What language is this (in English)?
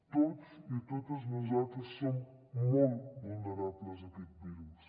Catalan